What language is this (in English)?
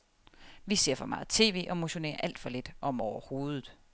Danish